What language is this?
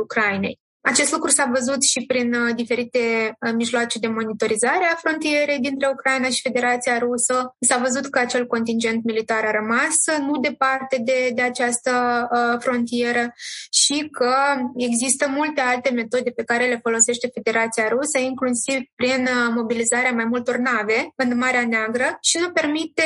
Romanian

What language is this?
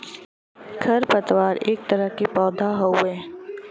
Bhojpuri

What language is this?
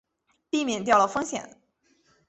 Chinese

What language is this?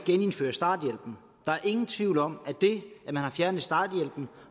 Danish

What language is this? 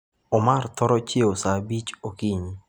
Luo (Kenya and Tanzania)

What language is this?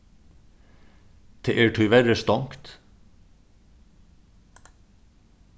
Faroese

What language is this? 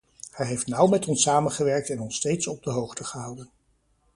Dutch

